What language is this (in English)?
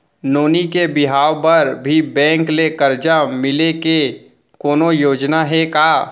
Chhattisgarhi